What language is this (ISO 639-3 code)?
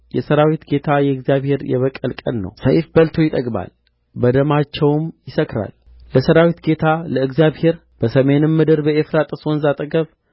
amh